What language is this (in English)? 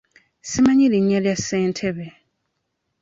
Ganda